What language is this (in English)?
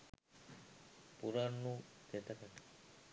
Sinhala